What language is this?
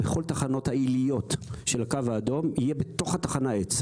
Hebrew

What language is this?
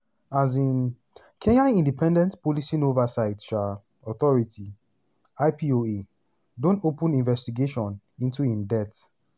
Nigerian Pidgin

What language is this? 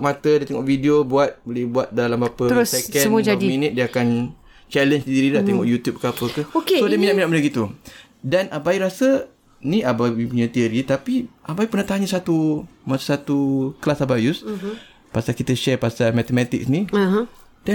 Malay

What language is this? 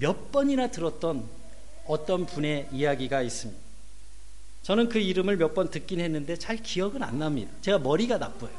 Korean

